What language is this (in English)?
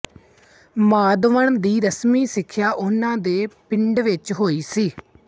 Punjabi